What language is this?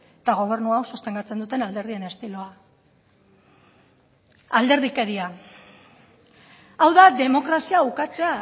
Basque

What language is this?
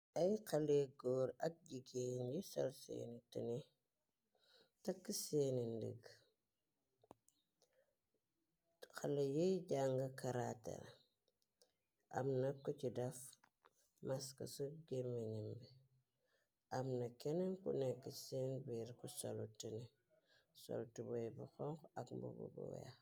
Wolof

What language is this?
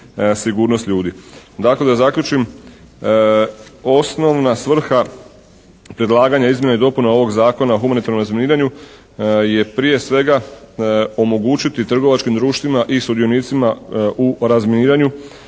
Croatian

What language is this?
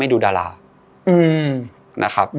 Thai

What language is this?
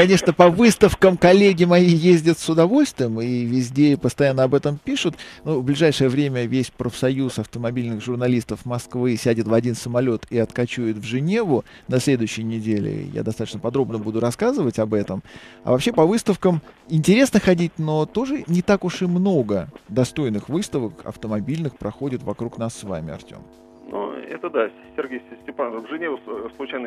Russian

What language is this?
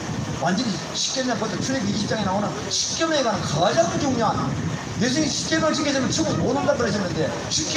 Korean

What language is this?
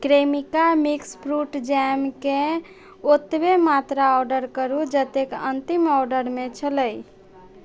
Maithili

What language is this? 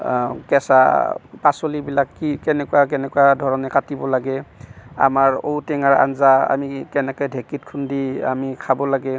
Assamese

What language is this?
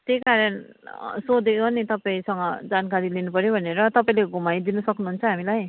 Nepali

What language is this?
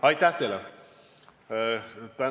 Estonian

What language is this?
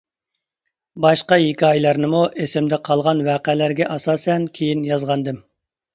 Uyghur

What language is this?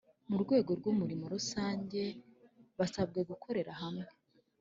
Kinyarwanda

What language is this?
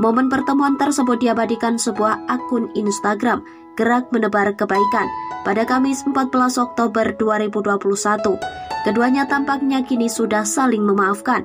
Indonesian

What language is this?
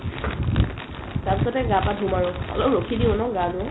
Assamese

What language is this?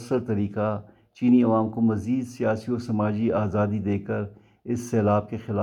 Urdu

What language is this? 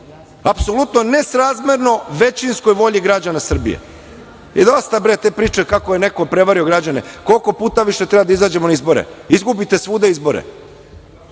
Serbian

